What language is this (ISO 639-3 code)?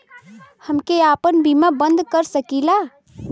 bho